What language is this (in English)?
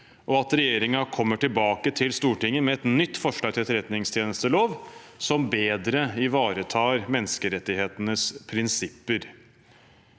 Norwegian